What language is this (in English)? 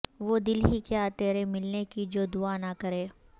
Urdu